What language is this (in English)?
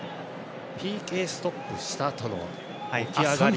Japanese